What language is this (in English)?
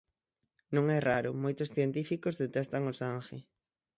Galician